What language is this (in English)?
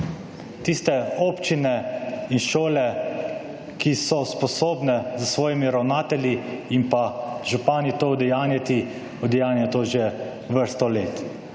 Slovenian